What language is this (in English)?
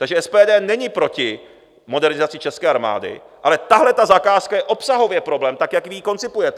Czech